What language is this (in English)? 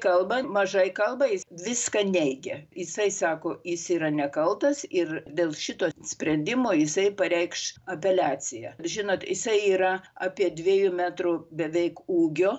Lithuanian